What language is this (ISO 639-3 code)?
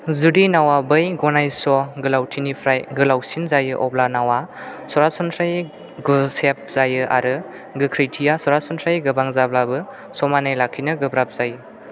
brx